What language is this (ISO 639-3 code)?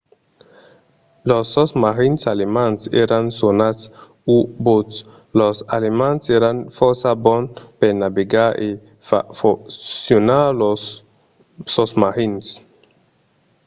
oci